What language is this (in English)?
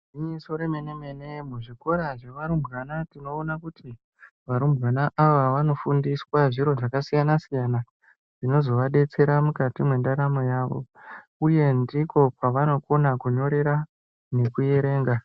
Ndau